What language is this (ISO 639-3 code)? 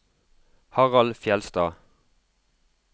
nor